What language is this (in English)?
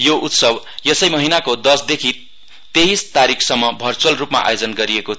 Nepali